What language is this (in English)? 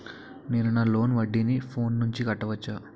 Telugu